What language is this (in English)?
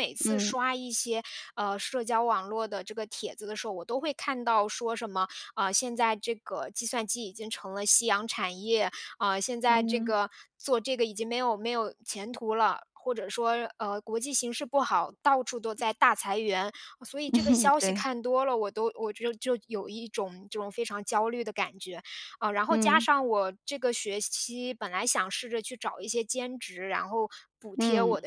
Chinese